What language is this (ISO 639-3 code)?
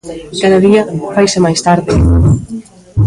glg